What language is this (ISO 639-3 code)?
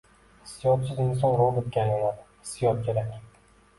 uzb